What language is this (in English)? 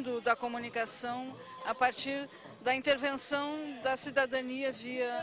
Portuguese